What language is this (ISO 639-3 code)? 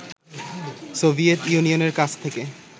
ben